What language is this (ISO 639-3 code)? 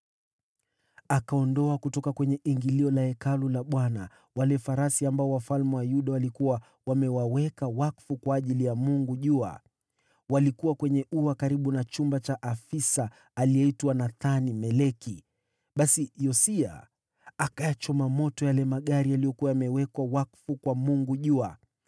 swa